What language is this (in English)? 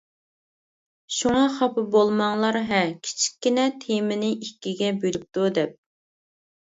Uyghur